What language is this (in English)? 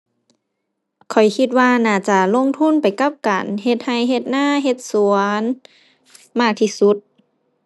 Thai